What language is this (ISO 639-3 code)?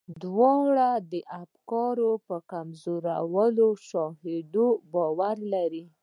pus